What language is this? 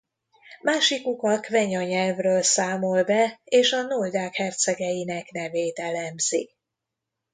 Hungarian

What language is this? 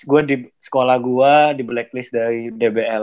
Indonesian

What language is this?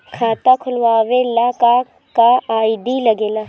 Bhojpuri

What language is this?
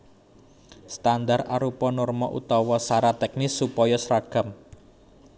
Javanese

